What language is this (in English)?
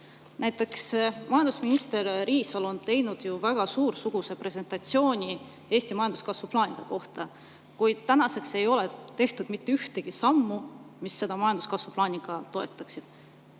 Estonian